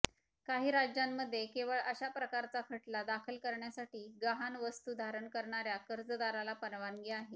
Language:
Marathi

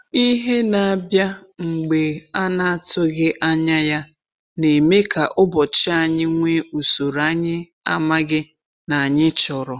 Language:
Igbo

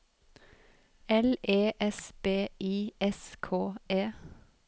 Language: Norwegian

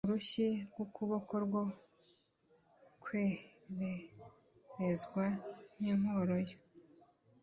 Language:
Kinyarwanda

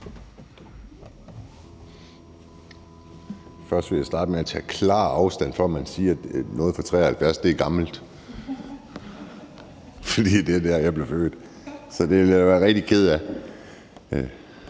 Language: Danish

